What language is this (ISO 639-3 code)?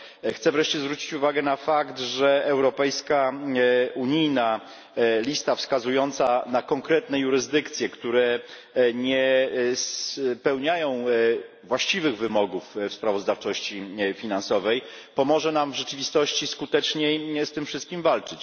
pol